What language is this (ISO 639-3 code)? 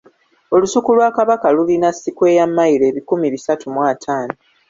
lug